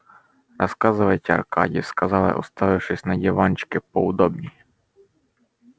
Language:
Russian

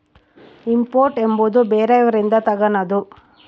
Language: Kannada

